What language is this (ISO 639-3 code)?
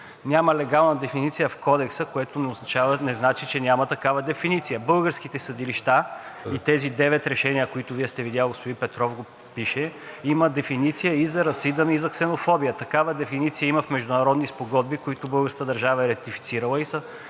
bul